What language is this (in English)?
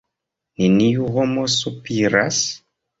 Esperanto